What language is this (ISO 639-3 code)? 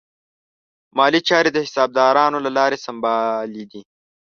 pus